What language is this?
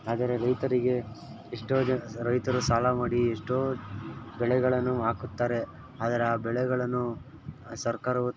Kannada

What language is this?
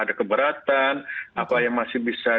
Indonesian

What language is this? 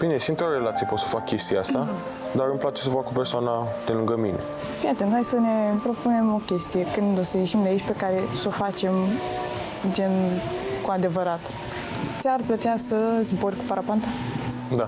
Romanian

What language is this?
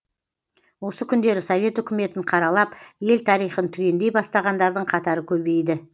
Kazakh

